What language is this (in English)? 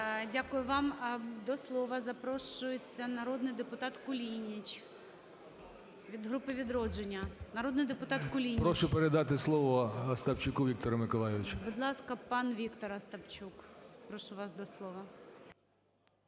Ukrainian